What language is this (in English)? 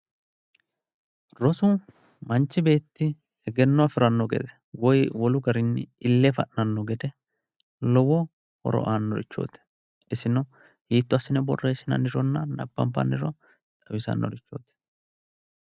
Sidamo